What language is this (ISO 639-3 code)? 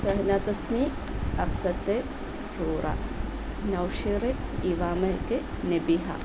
mal